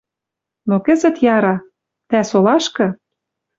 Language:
Western Mari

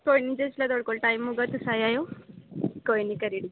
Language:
Dogri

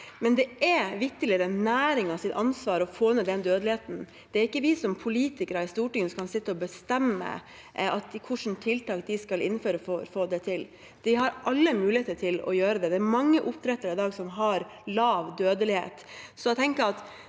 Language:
Norwegian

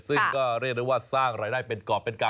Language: Thai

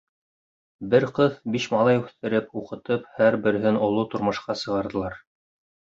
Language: Bashkir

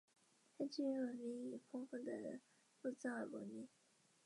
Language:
Chinese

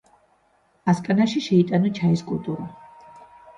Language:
Georgian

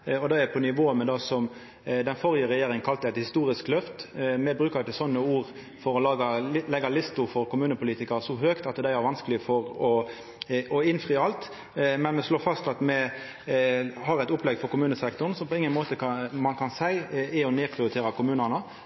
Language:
Norwegian Nynorsk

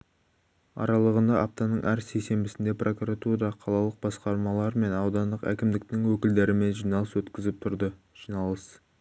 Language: Kazakh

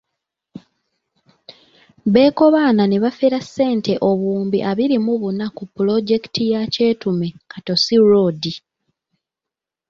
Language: Ganda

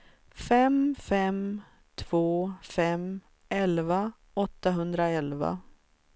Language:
Swedish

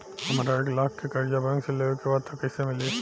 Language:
Bhojpuri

